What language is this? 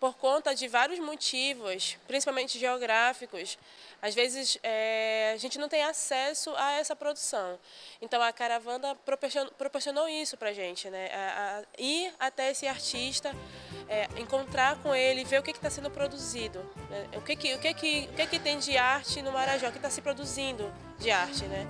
Portuguese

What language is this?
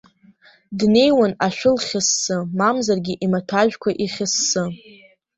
Abkhazian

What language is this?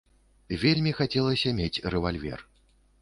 Belarusian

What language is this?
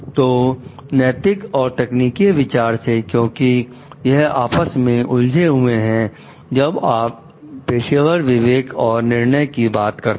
Hindi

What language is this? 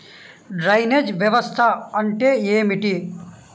Telugu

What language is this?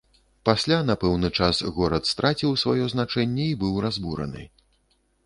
Belarusian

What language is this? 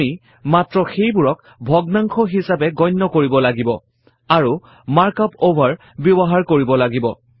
Assamese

